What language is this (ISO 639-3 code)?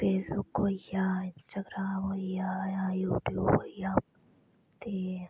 doi